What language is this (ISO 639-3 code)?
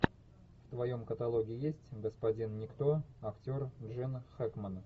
rus